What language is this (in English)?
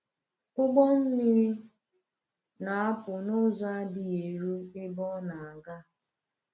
Igbo